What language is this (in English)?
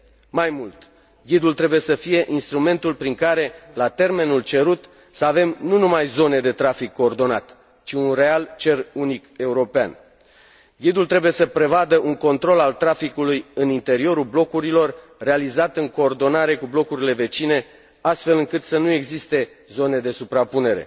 Romanian